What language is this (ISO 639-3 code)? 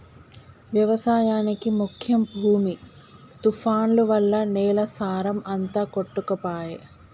tel